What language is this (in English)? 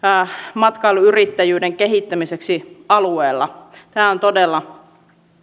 Finnish